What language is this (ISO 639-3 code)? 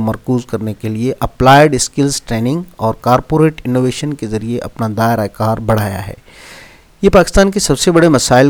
urd